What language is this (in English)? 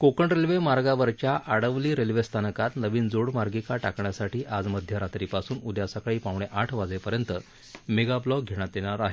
Marathi